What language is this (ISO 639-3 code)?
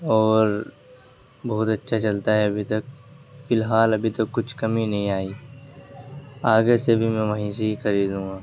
urd